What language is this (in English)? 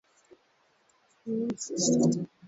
Swahili